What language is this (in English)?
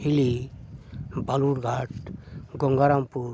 Santali